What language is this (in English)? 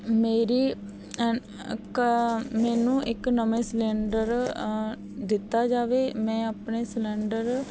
Punjabi